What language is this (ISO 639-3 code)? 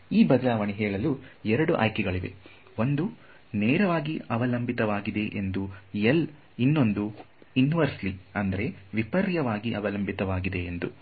kan